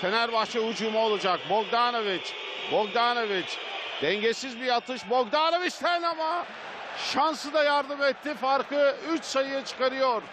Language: Turkish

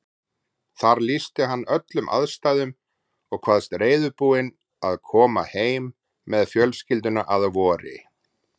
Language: Icelandic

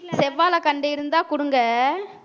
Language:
Tamil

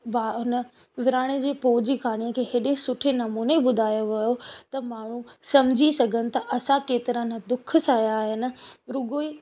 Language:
Sindhi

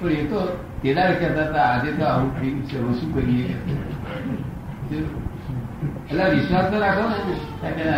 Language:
Gujarati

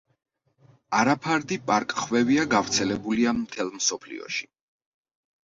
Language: Georgian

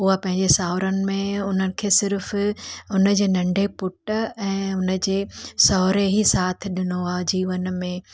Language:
Sindhi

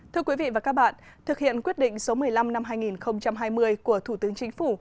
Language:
Vietnamese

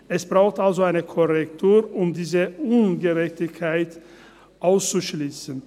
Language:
Swiss German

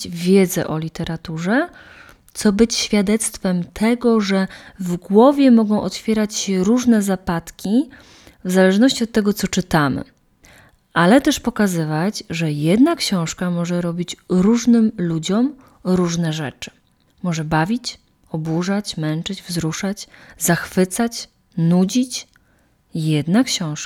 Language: Polish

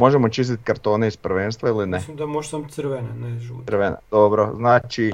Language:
Croatian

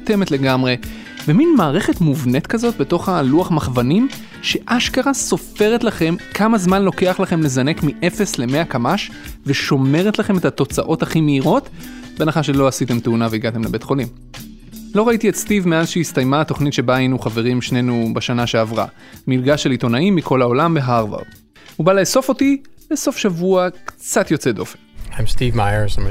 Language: Hebrew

